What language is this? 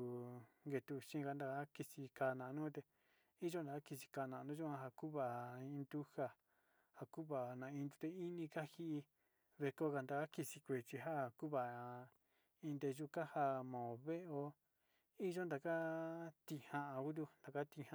Sinicahua Mixtec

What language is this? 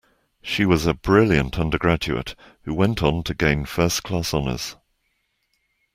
English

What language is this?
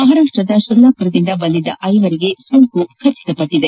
Kannada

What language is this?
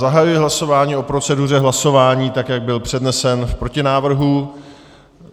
Czech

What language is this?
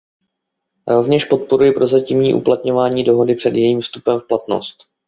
Czech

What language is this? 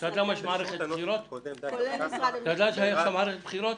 Hebrew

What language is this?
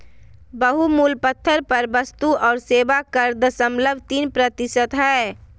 Magahi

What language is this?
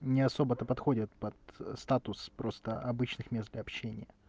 Russian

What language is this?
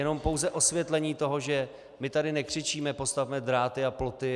Czech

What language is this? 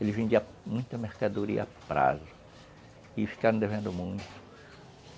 Portuguese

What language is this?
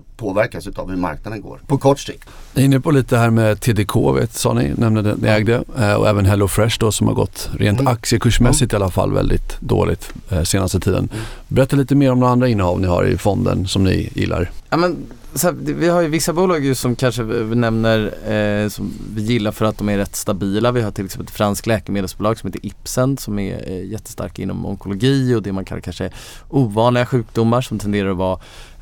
Swedish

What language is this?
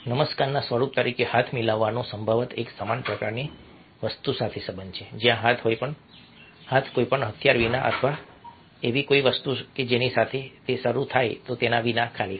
Gujarati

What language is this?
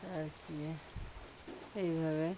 Bangla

